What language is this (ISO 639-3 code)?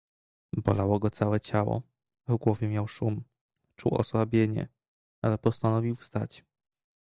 pol